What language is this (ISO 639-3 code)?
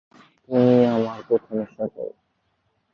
ben